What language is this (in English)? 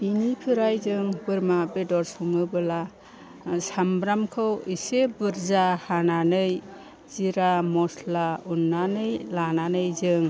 Bodo